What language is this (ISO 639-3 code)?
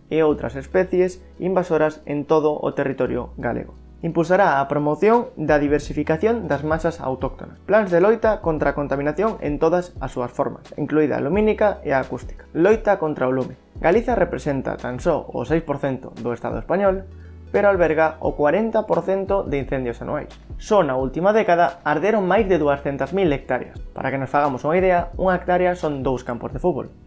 spa